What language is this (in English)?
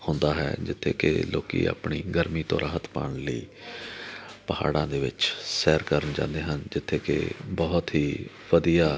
Punjabi